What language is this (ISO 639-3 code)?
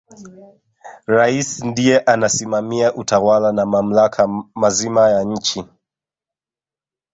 swa